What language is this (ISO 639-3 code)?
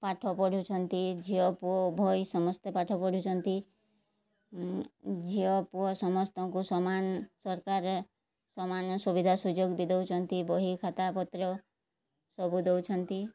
ori